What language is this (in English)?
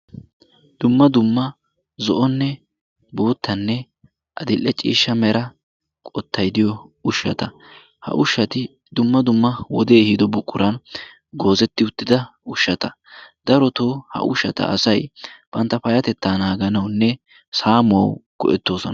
Wolaytta